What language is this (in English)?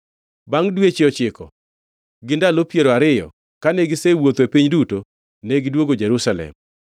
Luo (Kenya and Tanzania)